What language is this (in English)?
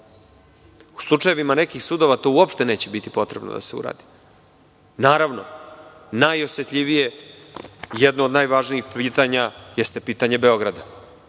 Serbian